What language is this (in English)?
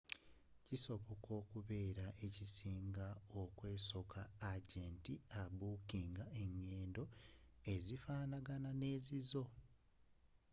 Ganda